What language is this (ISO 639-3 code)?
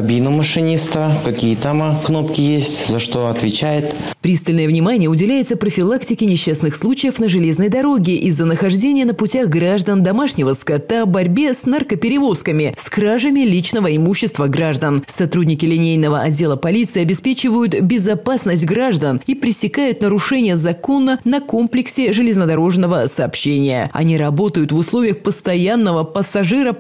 rus